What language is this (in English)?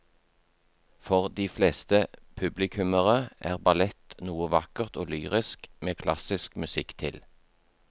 Norwegian